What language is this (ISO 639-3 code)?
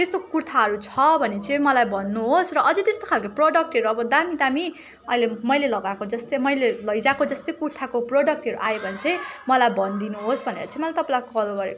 nep